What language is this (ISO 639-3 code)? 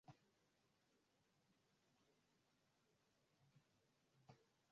swa